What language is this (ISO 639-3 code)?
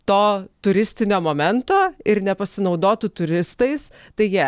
lit